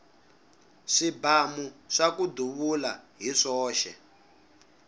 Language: Tsonga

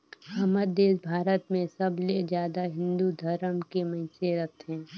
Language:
Chhattisgarhi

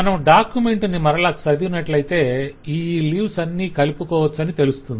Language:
Telugu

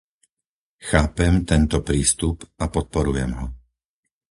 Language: Slovak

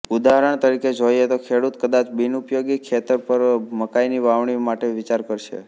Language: Gujarati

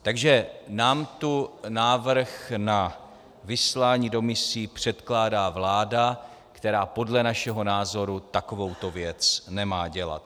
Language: Czech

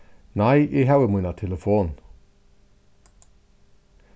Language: Faroese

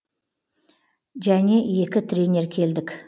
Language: Kazakh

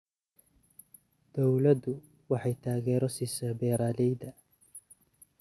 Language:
Somali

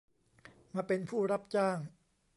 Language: Thai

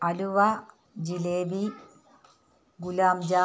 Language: Malayalam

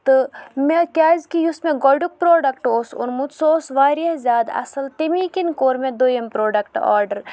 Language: Kashmiri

